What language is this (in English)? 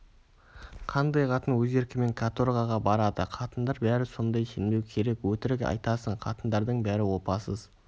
Kazakh